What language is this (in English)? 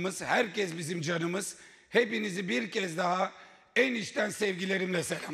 Turkish